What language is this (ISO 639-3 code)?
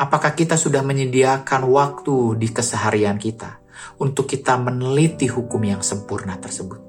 ind